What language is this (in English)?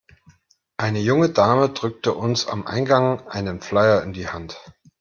German